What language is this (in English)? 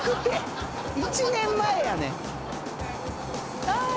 Japanese